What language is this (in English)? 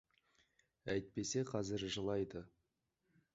Kazakh